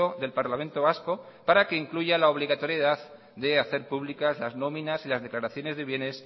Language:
Spanish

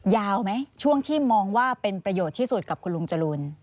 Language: Thai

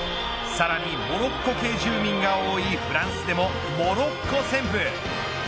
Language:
Japanese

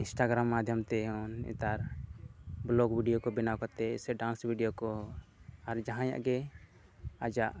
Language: Santali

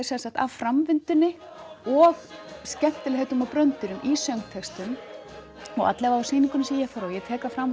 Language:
Icelandic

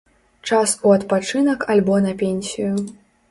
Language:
Belarusian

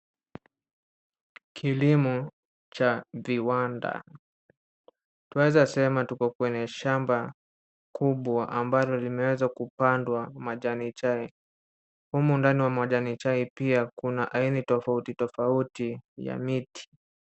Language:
Swahili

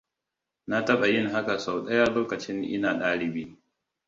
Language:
Hausa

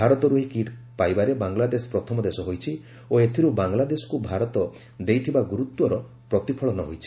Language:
Odia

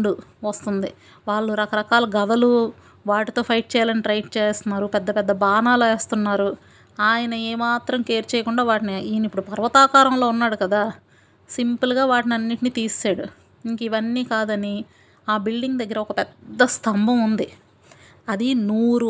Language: Telugu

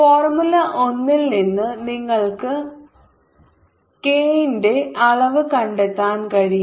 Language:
Malayalam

